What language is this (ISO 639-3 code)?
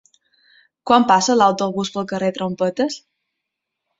cat